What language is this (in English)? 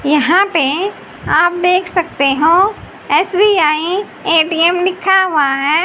Hindi